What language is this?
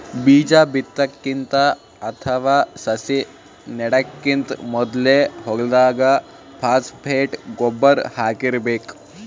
Kannada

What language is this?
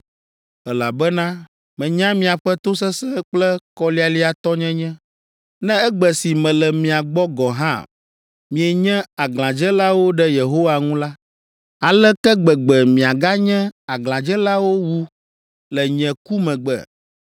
Ewe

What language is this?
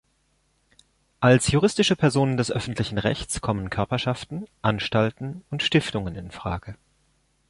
German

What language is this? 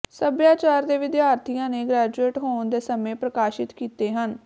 Punjabi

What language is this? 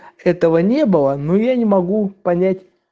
Russian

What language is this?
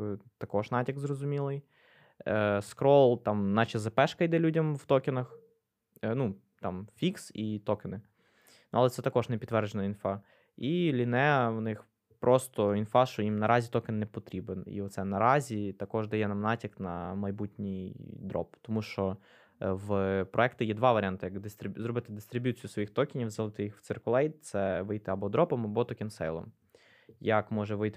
Ukrainian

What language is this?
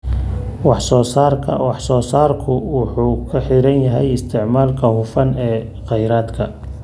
Somali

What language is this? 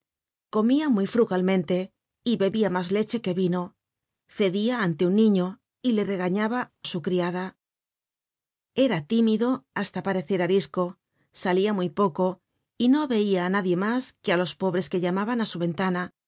Spanish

